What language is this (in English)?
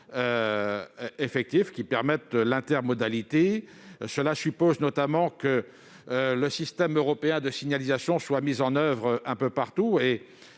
French